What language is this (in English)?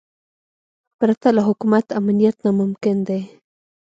Pashto